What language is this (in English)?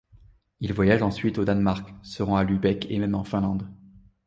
French